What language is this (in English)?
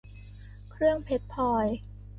Thai